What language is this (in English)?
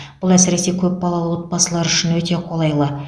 Kazakh